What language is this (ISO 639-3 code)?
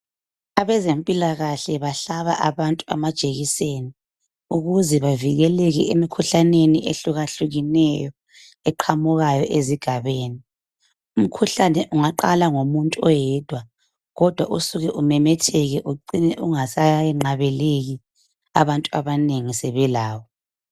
nde